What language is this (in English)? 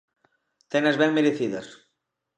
Galician